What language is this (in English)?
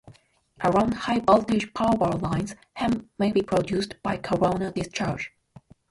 English